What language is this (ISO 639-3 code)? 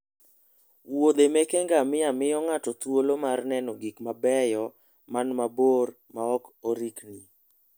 luo